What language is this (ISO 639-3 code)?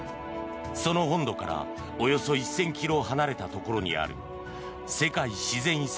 jpn